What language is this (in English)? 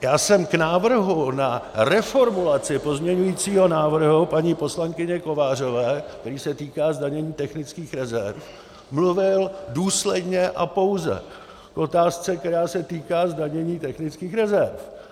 Czech